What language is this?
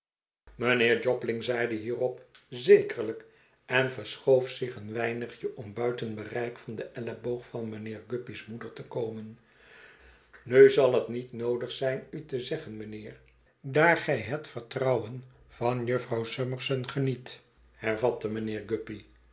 Dutch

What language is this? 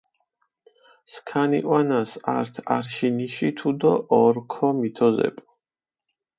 Mingrelian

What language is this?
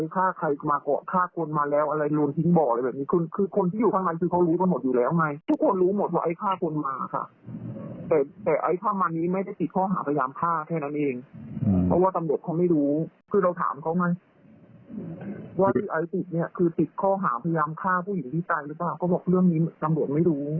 Thai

